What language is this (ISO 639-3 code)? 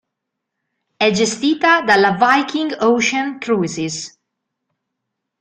ita